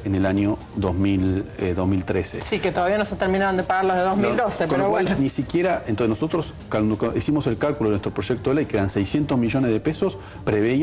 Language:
Spanish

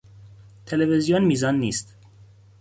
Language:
Persian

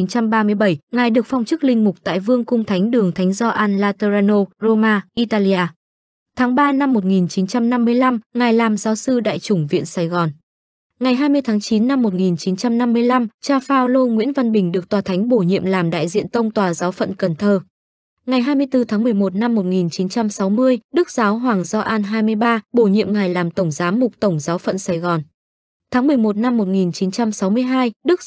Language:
Vietnamese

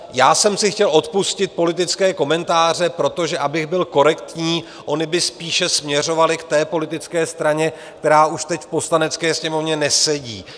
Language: Czech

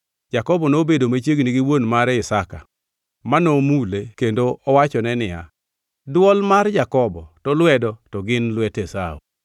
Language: Luo (Kenya and Tanzania)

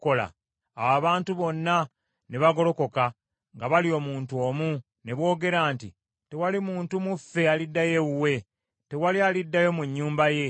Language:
Ganda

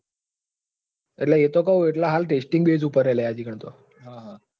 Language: Gujarati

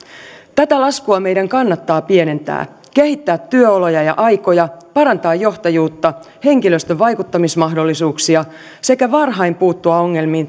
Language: Finnish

